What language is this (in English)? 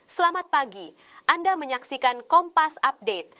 Indonesian